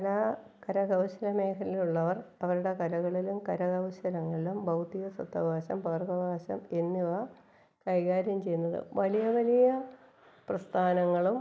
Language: Malayalam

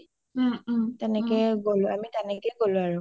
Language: Assamese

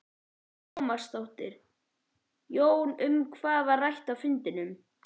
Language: Icelandic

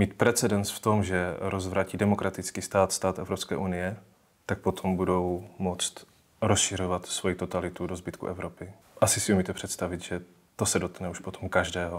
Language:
Czech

